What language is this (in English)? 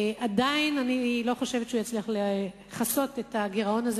Hebrew